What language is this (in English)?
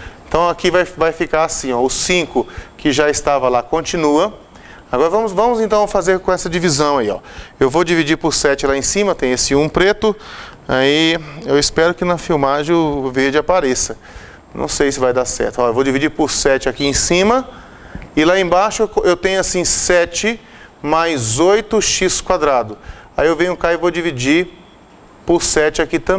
Portuguese